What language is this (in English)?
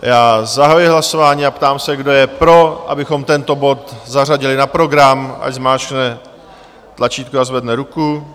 Czech